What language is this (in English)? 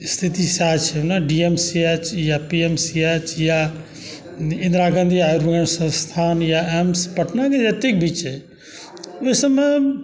Maithili